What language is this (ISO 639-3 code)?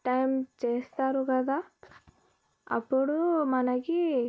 tel